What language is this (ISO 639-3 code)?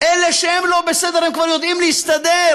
heb